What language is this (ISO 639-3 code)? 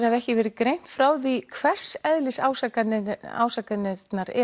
isl